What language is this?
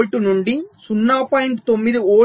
Telugu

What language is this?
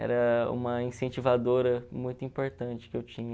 Portuguese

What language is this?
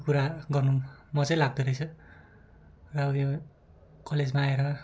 Nepali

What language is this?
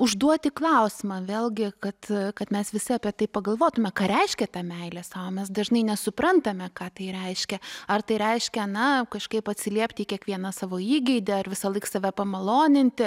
Lithuanian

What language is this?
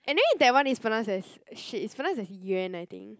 English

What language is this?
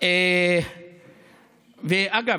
Hebrew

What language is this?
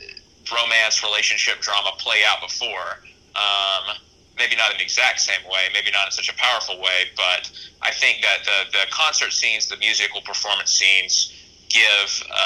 English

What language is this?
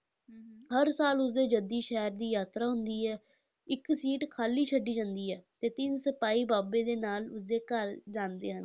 Punjabi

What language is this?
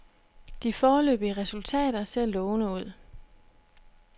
Danish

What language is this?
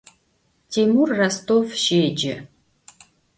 Adyghe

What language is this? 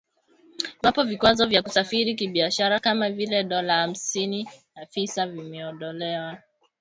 Swahili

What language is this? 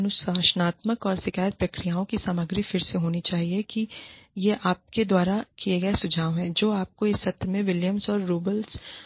Hindi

